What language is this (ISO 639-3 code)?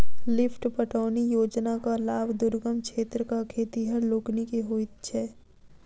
mai